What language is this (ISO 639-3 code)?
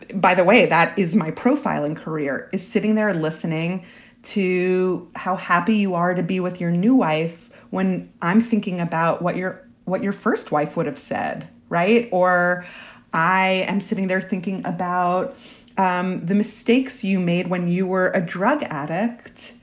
eng